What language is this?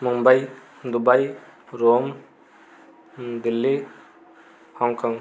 Odia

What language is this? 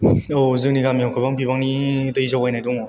Bodo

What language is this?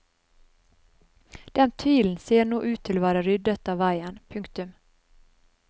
Norwegian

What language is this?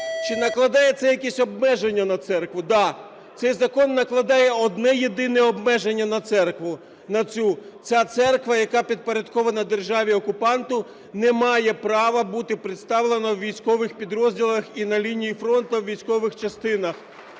Ukrainian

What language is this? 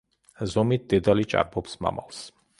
Georgian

